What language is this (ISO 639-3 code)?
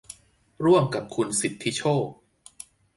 tha